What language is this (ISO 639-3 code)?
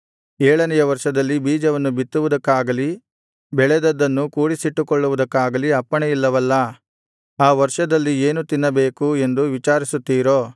kan